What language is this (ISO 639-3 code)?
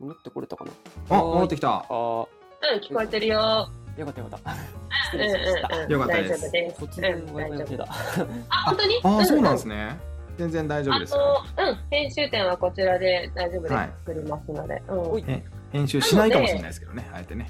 jpn